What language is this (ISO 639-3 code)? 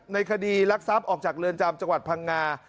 tha